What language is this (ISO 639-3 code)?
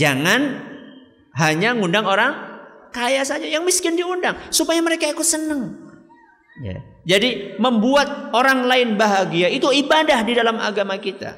ind